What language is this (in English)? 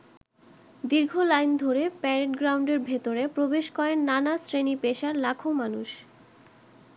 Bangla